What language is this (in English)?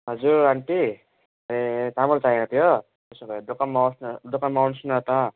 Nepali